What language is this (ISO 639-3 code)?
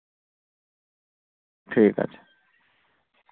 sat